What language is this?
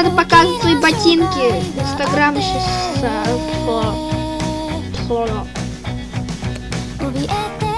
Russian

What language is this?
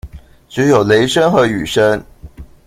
Chinese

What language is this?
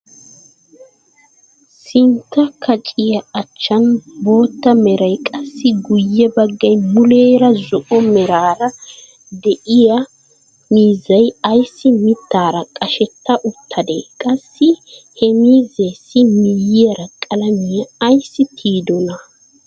Wolaytta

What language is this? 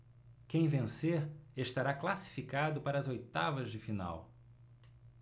Portuguese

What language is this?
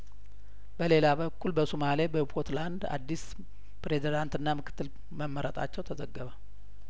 Amharic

